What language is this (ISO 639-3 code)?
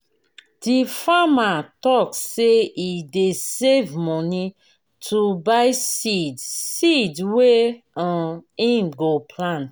pcm